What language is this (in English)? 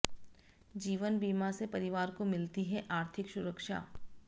Hindi